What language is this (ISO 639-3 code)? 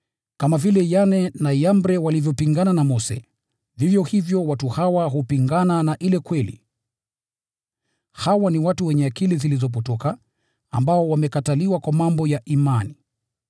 swa